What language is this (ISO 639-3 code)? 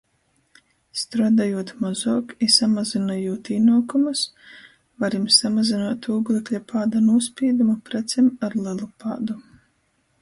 ltg